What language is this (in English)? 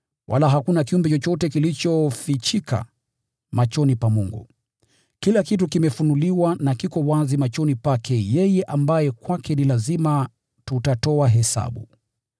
Swahili